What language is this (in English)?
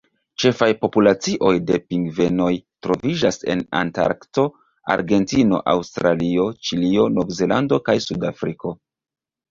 Esperanto